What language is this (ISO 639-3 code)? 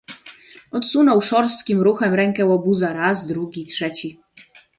pol